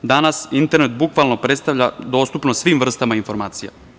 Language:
Serbian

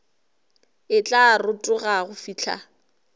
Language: Northern Sotho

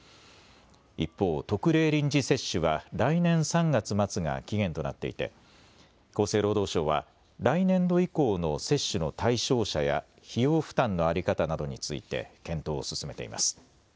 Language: Japanese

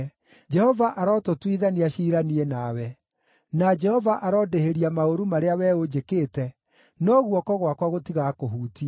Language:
Kikuyu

